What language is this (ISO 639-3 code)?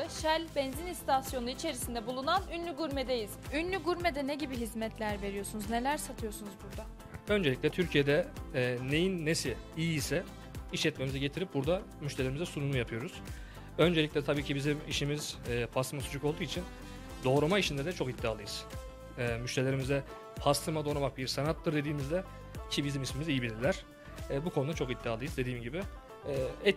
tur